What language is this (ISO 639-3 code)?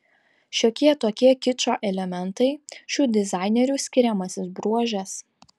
lit